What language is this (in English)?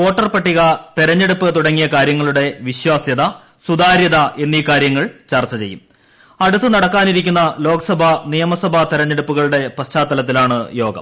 Malayalam